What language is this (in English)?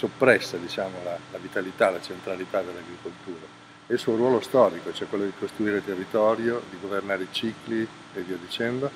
Italian